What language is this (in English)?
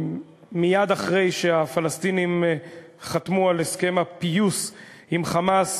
Hebrew